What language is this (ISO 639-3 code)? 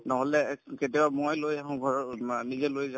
asm